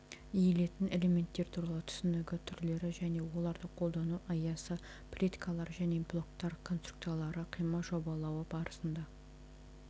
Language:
Kazakh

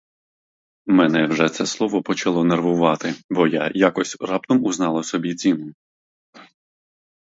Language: Ukrainian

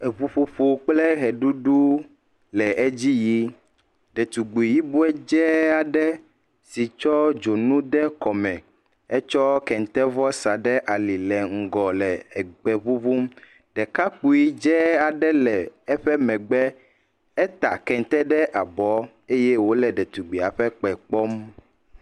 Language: Ewe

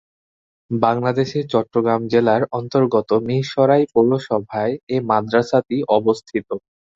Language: Bangla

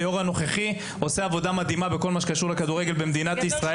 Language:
Hebrew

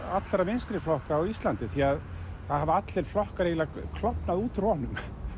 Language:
Icelandic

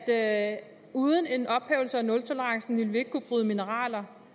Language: Danish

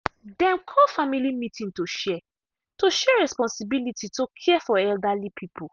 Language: Nigerian Pidgin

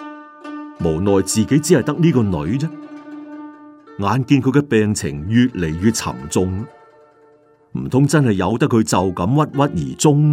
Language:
Chinese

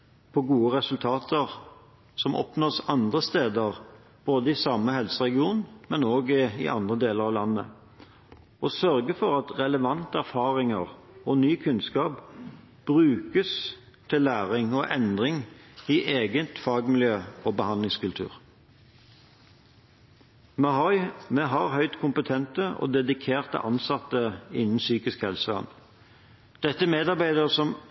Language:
Norwegian Bokmål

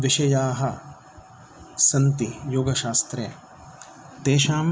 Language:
Sanskrit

